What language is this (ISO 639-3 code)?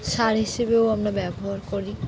ben